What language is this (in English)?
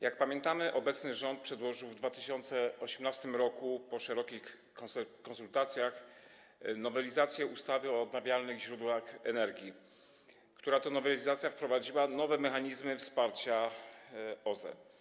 Polish